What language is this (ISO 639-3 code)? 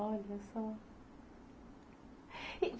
por